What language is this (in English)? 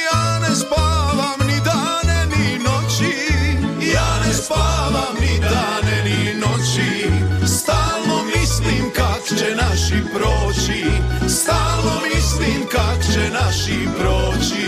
Croatian